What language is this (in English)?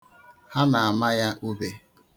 Igbo